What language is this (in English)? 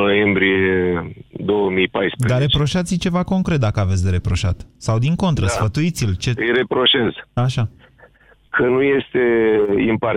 Romanian